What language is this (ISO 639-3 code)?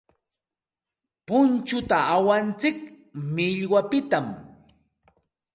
qxt